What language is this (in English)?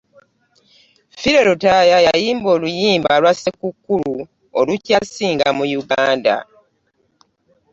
Ganda